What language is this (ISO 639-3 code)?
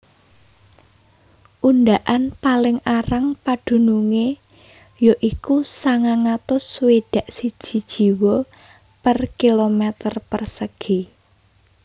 jav